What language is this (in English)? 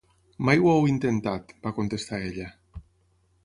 Catalan